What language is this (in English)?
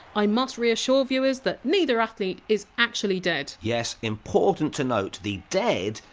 English